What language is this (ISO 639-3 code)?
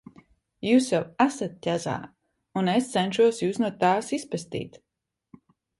lav